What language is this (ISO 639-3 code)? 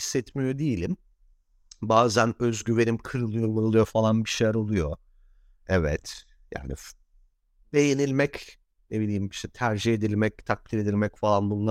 tur